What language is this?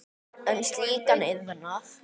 Icelandic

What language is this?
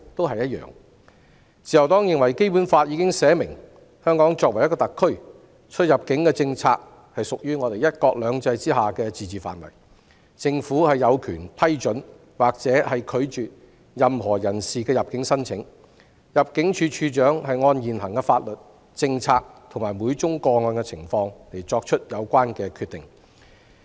Cantonese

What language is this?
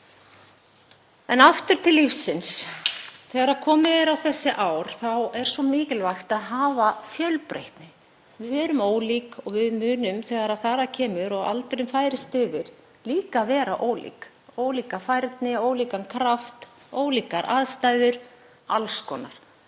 Icelandic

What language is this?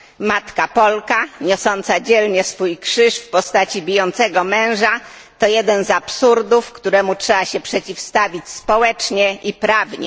Polish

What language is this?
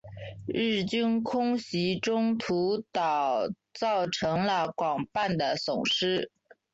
Chinese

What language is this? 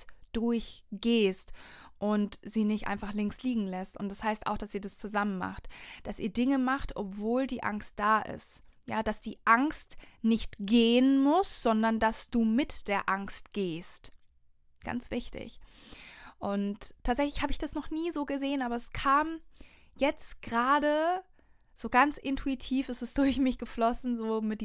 German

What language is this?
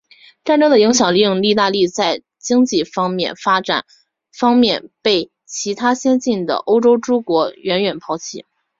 Chinese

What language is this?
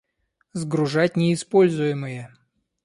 Russian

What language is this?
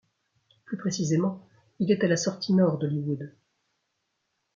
French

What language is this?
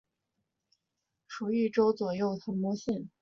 Chinese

